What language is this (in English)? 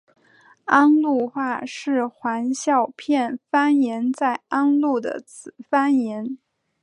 Chinese